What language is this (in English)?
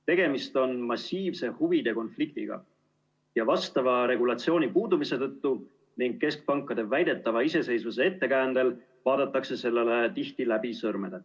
Estonian